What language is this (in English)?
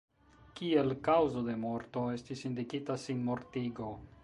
Esperanto